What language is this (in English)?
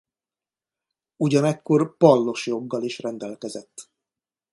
Hungarian